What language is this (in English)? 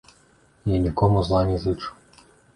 Belarusian